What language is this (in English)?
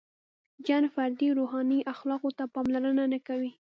Pashto